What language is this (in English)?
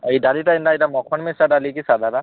Odia